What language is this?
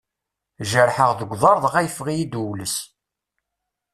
Kabyle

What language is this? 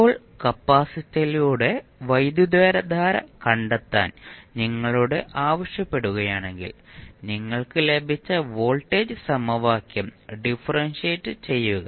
Malayalam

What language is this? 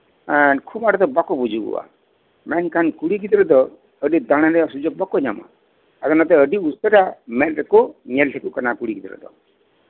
Santali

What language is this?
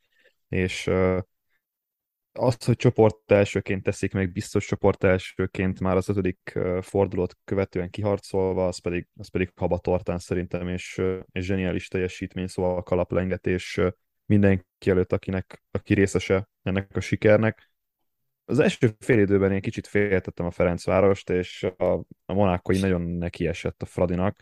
Hungarian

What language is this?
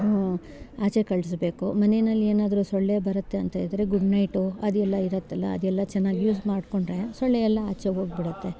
Kannada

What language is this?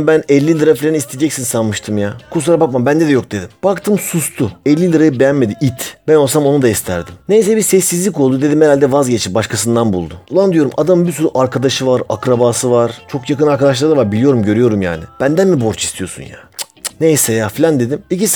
Turkish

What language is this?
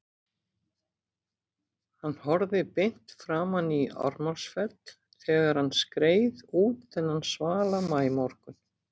Icelandic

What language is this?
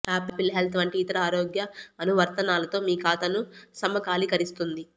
Telugu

